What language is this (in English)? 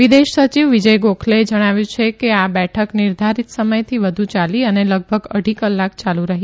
Gujarati